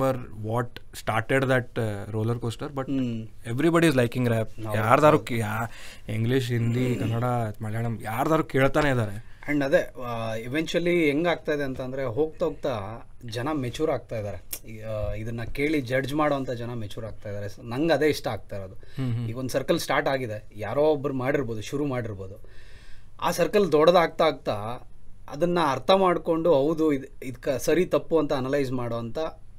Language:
Kannada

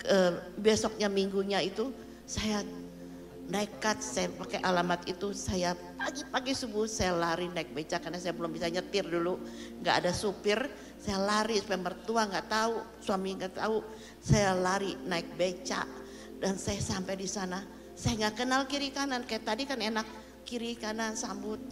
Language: Indonesian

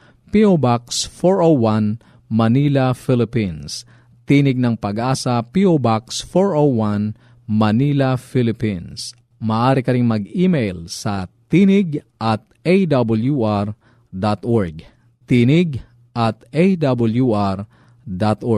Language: Filipino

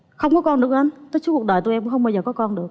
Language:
Vietnamese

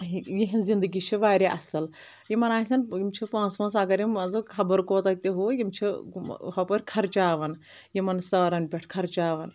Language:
Kashmiri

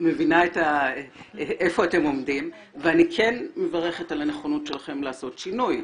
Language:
Hebrew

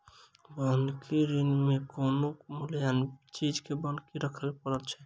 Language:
Maithili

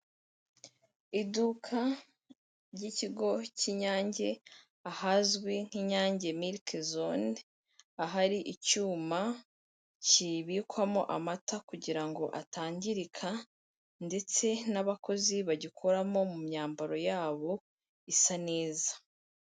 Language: Kinyarwanda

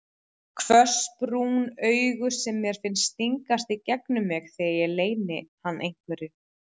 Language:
Icelandic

